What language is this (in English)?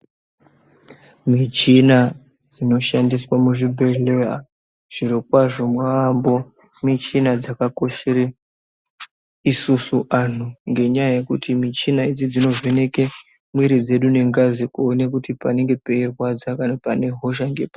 Ndau